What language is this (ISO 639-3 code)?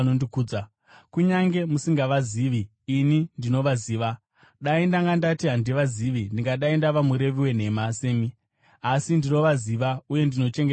sna